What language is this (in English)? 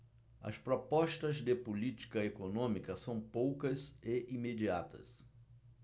Portuguese